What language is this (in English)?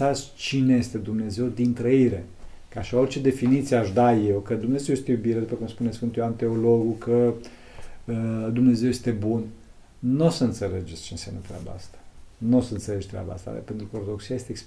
Romanian